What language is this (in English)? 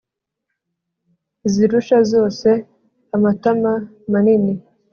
Kinyarwanda